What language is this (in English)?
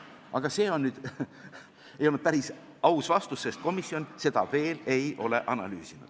Estonian